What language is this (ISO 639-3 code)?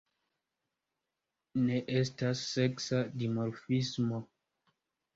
epo